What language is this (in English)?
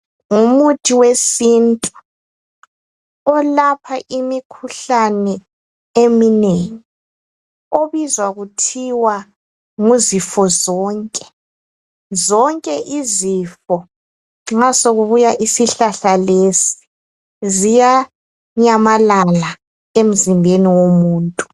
North Ndebele